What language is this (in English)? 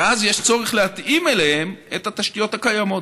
Hebrew